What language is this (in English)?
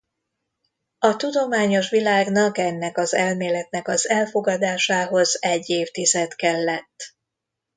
Hungarian